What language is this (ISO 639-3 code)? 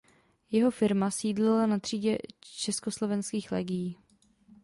ces